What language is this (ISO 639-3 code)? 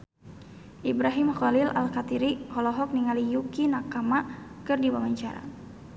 sun